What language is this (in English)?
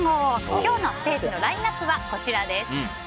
Japanese